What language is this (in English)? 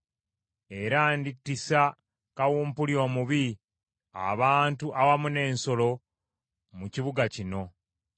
Ganda